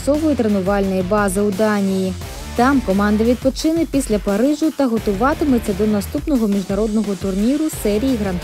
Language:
Ukrainian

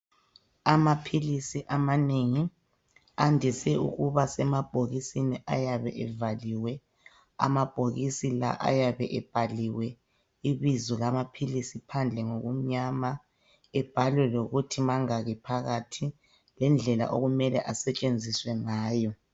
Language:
North Ndebele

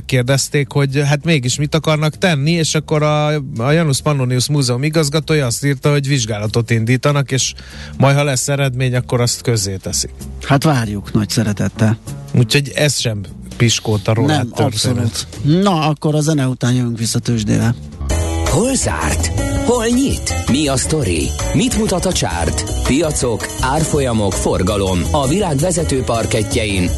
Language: Hungarian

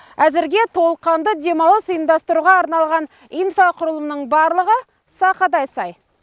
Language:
Kazakh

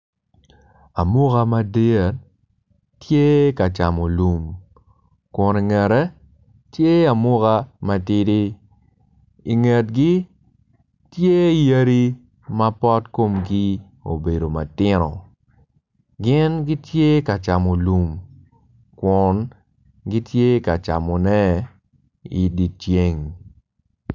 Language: Acoli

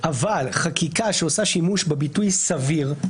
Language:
Hebrew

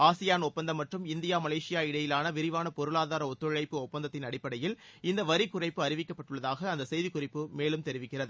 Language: Tamil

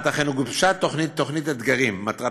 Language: Hebrew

